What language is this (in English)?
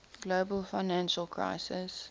English